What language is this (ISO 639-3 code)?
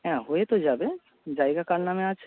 ben